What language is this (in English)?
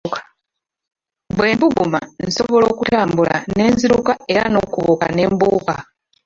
Ganda